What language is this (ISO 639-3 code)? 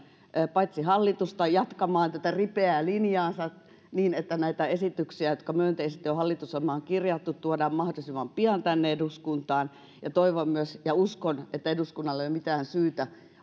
fin